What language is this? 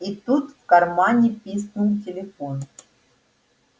Russian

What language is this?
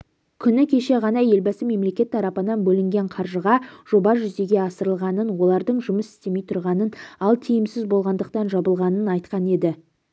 Kazakh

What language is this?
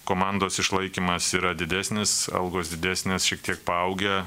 Lithuanian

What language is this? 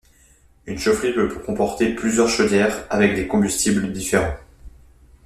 French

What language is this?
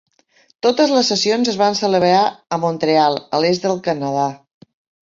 Catalan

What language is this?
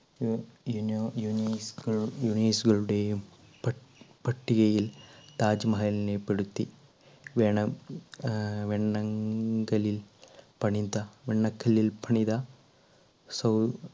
Malayalam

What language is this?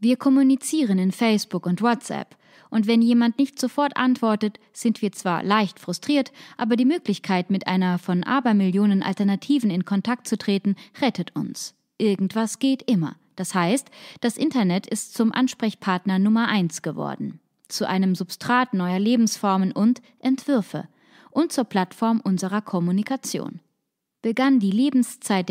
German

